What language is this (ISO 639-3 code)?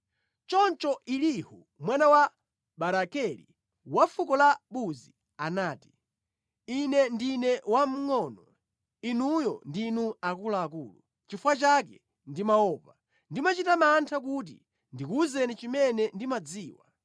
nya